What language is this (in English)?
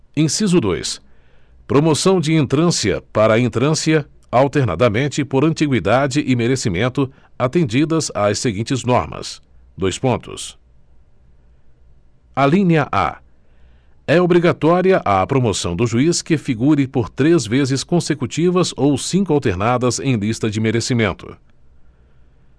Portuguese